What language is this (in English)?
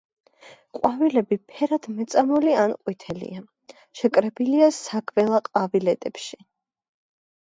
Georgian